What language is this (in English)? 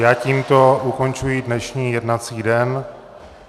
Czech